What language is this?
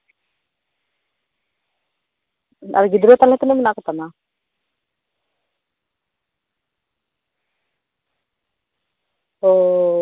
Santali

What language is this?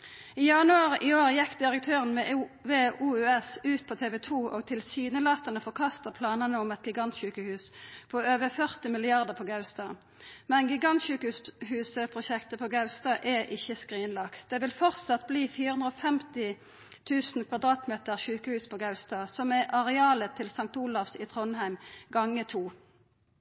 Norwegian Nynorsk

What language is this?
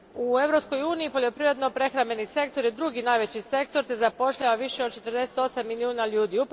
Croatian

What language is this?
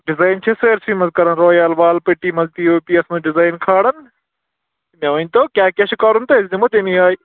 Kashmiri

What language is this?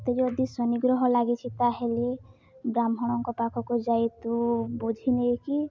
Odia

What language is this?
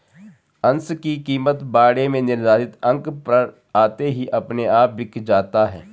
Hindi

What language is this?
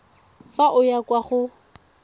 Tswana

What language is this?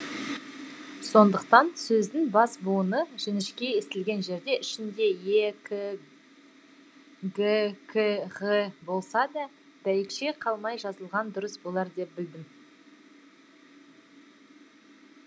Kazakh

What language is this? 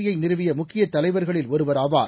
Tamil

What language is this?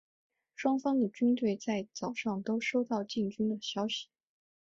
Chinese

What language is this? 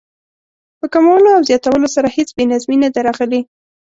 Pashto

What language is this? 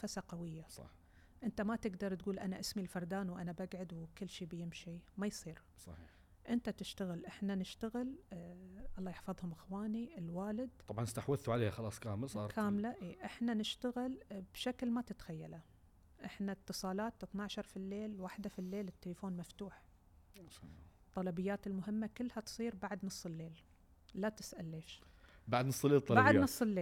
Arabic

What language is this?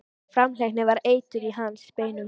Icelandic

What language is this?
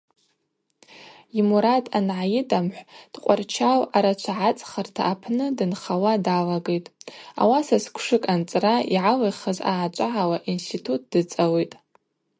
Abaza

